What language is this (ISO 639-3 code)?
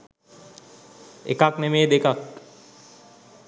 sin